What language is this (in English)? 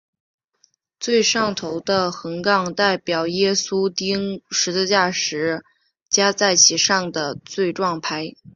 Chinese